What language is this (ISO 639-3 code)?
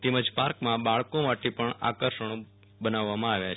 guj